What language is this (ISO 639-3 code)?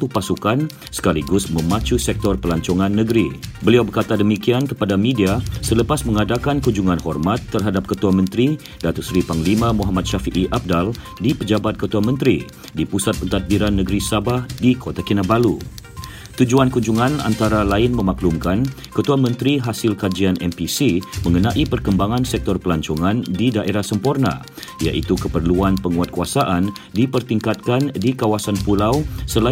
msa